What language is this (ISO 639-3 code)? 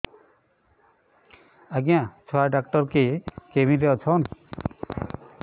ori